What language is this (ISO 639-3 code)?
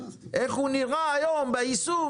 heb